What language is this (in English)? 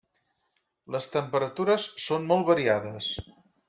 Catalan